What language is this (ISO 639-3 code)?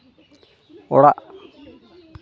sat